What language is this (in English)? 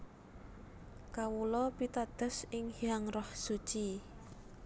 Javanese